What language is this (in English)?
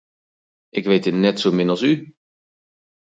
Dutch